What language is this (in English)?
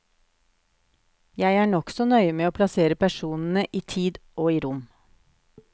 Norwegian